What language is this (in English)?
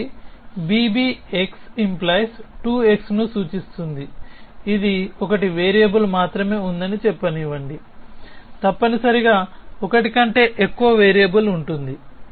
Telugu